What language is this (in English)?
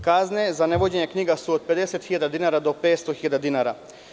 Serbian